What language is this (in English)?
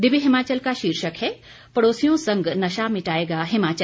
Hindi